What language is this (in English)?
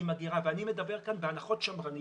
Hebrew